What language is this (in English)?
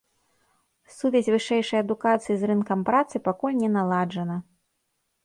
Belarusian